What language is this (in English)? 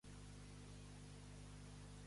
Catalan